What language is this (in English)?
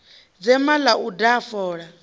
Venda